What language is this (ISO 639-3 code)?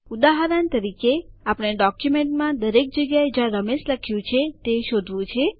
guj